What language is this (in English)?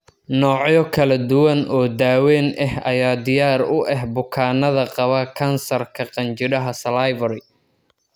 Somali